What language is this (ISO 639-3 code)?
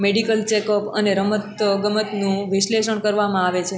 guj